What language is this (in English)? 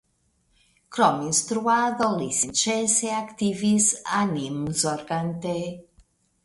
Esperanto